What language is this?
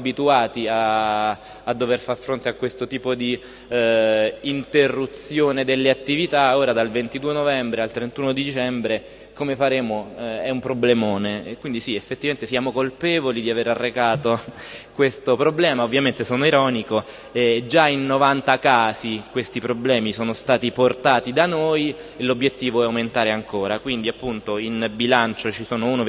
Italian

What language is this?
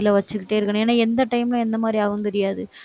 Tamil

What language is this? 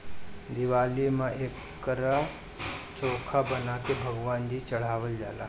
Bhojpuri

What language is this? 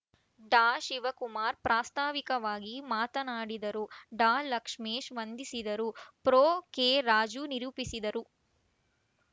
Kannada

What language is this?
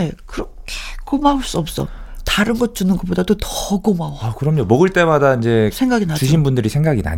Korean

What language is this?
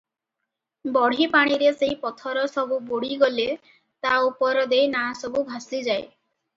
Odia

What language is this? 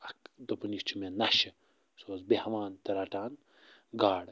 Kashmiri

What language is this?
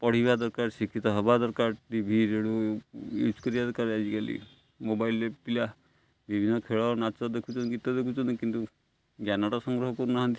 Odia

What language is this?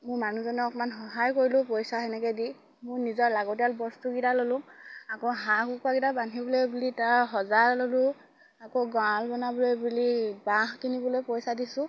Assamese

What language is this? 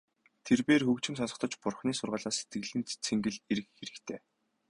Mongolian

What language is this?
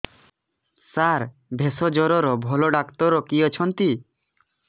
Odia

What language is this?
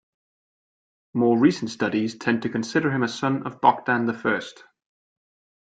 English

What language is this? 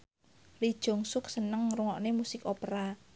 Javanese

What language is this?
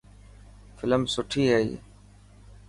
Dhatki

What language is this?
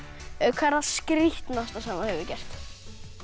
Icelandic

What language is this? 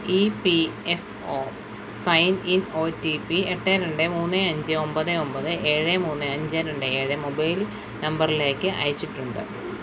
Malayalam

